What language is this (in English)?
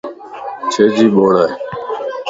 Lasi